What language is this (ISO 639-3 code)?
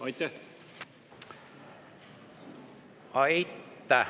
est